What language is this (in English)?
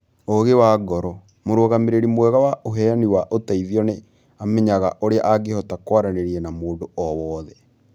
Kikuyu